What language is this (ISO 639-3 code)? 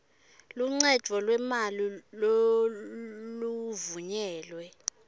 ssw